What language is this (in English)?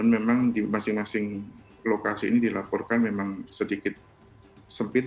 Indonesian